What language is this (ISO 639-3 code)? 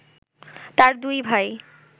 ben